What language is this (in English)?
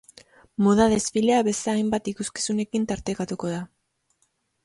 Basque